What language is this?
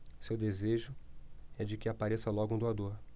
Portuguese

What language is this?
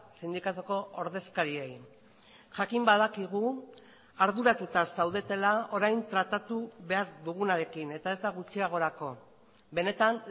Basque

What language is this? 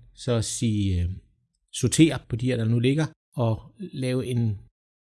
Danish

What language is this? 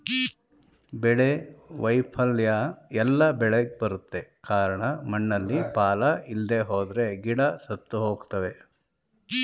Kannada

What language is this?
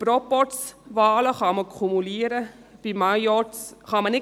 Swiss German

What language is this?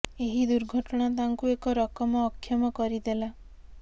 Odia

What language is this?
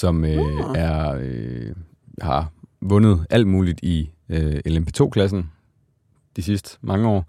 Danish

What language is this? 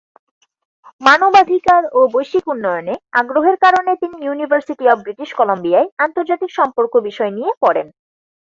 Bangla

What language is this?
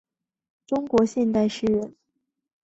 Chinese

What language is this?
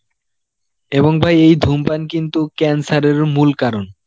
Bangla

